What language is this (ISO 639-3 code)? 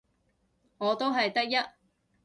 yue